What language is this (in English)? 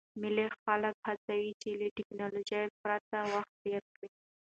Pashto